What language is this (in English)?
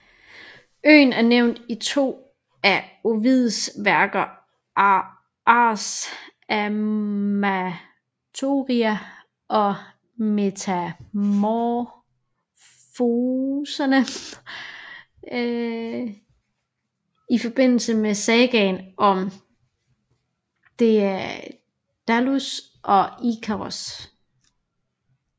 Danish